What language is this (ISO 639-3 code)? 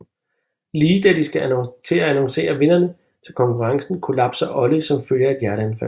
dan